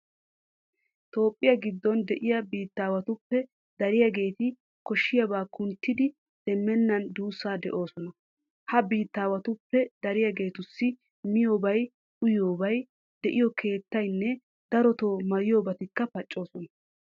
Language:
Wolaytta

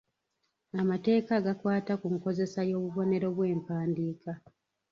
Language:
Ganda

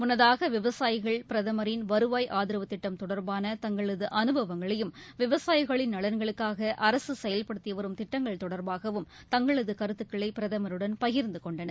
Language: Tamil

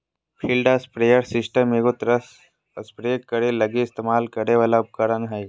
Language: Magahi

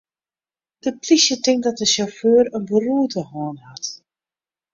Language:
Western Frisian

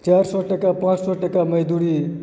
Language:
Maithili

